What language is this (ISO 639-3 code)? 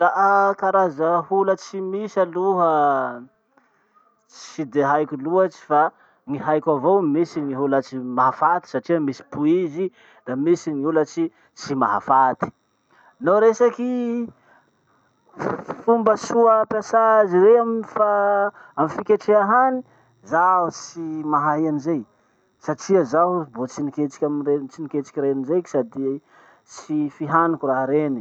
msh